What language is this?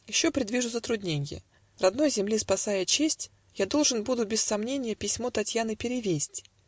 Russian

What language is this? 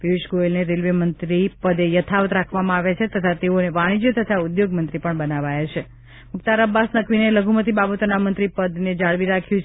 Gujarati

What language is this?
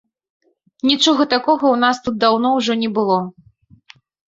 Belarusian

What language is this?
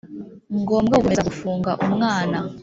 Kinyarwanda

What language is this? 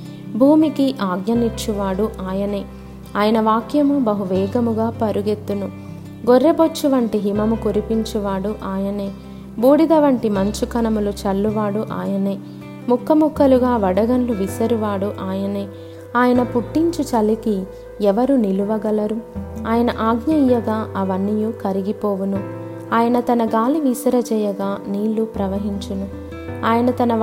Telugu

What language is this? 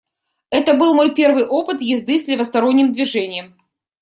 Russian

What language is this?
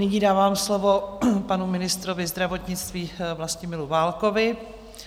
Czech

